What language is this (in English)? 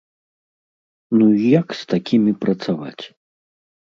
Belarusian